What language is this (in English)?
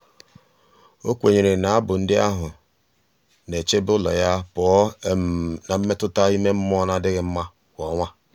Igbo